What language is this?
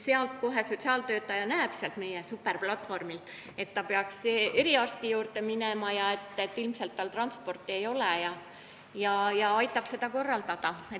Estonian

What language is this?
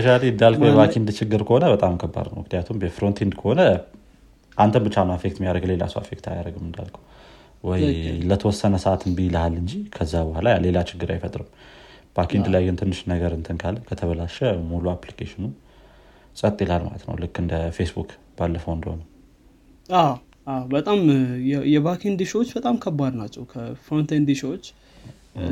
Amharic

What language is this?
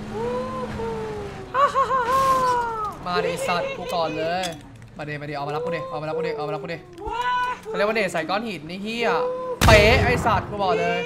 Thai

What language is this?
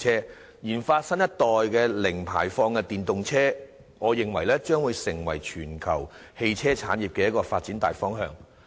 Cantonese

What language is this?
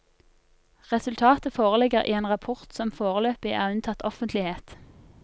Norwegian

